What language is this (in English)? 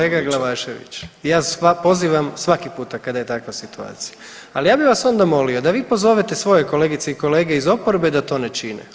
Croatian